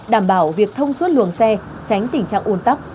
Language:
Vietnamese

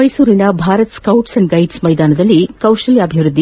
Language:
Kannada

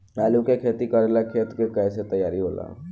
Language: Bhojpuri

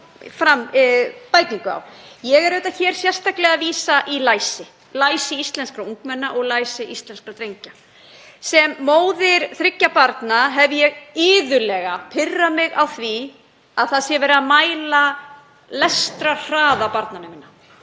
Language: Icelandic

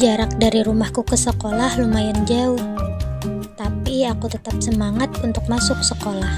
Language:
Indonesian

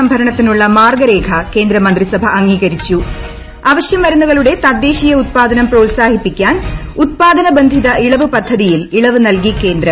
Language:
Malayalam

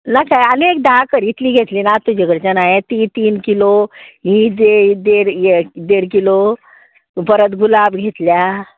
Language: Konkani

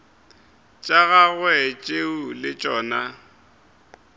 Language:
Northern Sotho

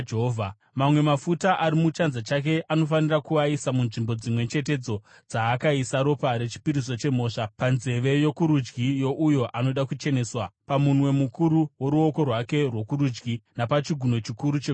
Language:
Shona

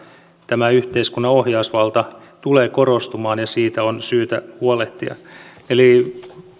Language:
Finnish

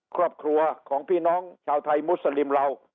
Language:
Thai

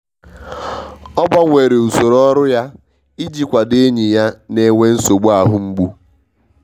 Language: Igbo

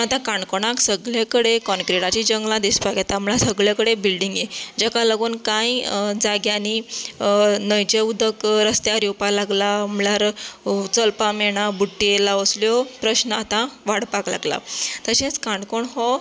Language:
Konkani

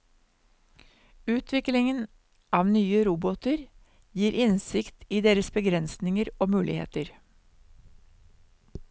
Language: Norwegian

